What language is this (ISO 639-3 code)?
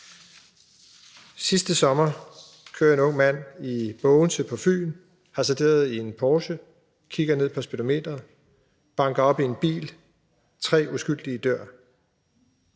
dan